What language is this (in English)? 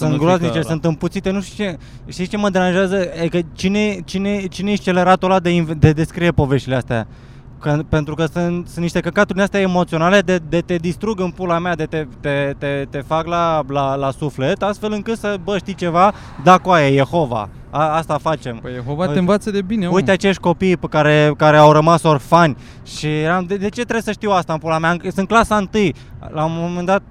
Romanian